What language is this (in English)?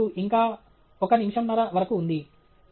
Telugu